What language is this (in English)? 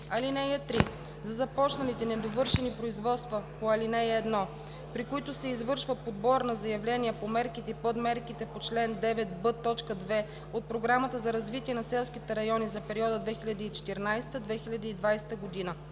Bulgarian